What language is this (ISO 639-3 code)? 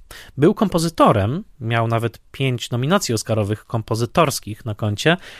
pol